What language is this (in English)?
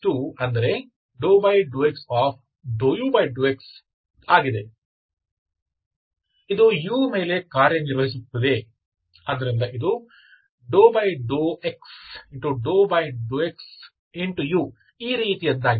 Kannada